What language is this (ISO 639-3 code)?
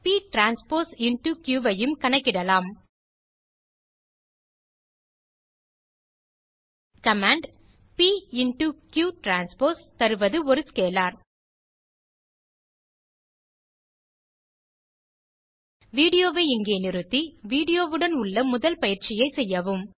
tam